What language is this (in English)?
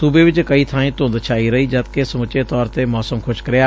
Punjabi